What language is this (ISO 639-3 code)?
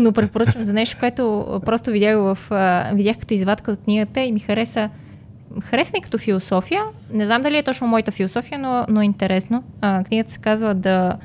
bul